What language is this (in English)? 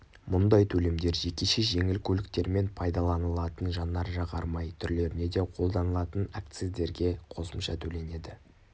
Kazakh